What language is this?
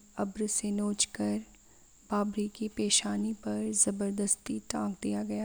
Urdu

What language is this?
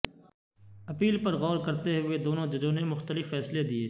Urdu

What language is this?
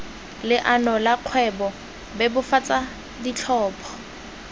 Tswana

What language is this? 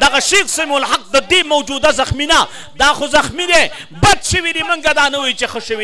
Arabic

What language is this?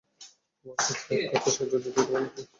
Bangla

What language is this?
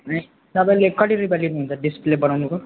Nepali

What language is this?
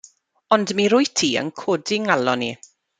Welsh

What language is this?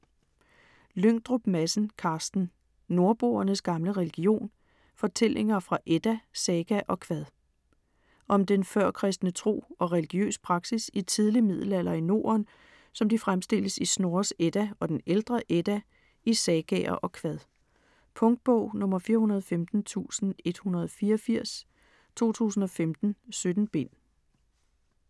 Danish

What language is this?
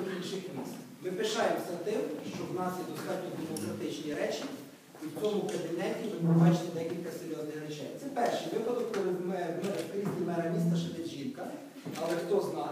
Ukrainian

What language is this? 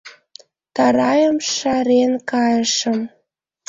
Mari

